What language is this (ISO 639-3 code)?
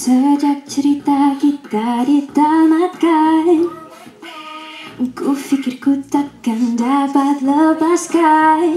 ind